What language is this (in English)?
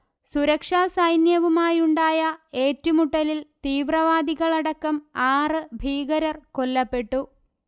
Malayalam